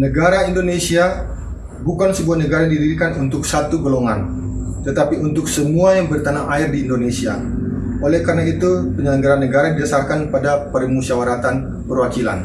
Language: Indonesian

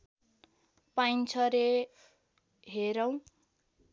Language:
Nepali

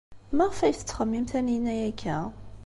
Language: Kabyle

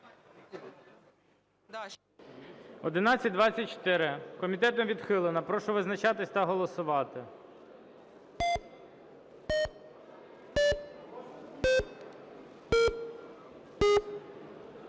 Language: Ukrainian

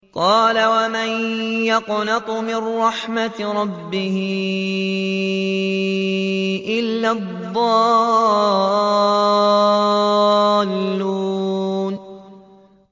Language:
Arabic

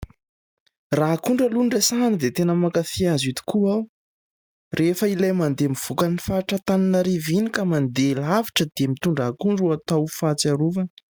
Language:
Malagasy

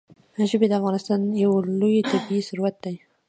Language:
Pashto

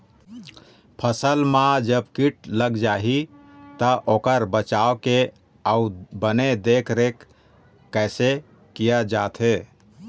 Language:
Chhattisgarhi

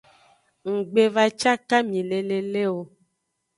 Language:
Aja (Benin)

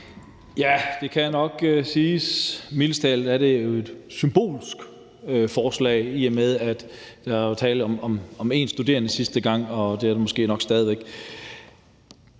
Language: Danish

